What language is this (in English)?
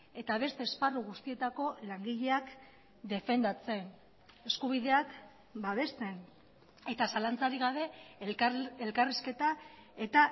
Basque